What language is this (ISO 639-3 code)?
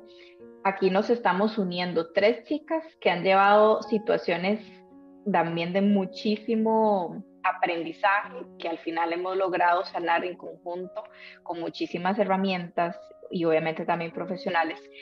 spa